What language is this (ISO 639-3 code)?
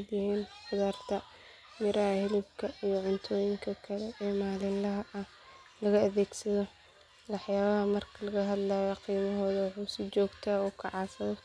som